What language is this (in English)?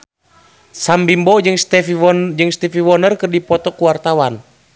Sundanese